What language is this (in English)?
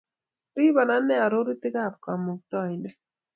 Kalenjin